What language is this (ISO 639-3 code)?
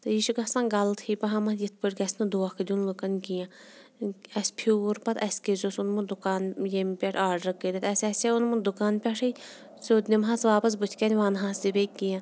kas